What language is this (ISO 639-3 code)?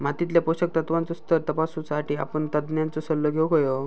mar